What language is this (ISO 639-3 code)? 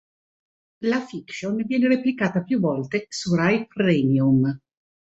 ita